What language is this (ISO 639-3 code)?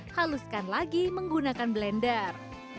ind